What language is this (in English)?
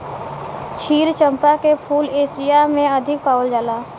Bhojpuri